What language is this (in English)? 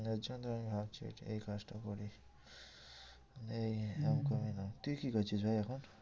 Bangla